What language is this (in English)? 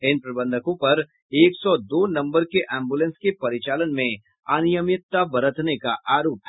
Hindi